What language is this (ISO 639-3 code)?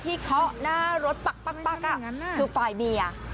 tha